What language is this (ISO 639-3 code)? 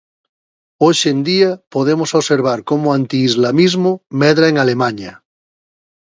glg